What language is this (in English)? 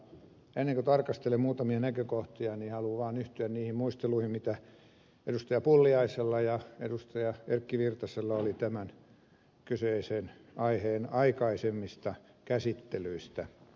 Finnish